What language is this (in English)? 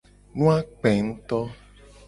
Gen